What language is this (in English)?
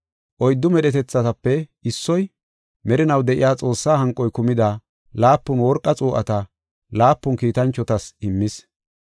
Gofa